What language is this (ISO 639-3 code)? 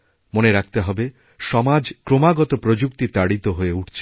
ben